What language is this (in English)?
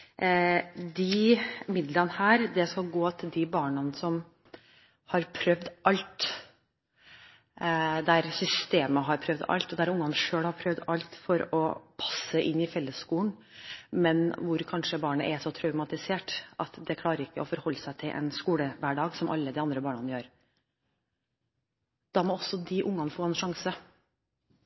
Norwegian Bokmål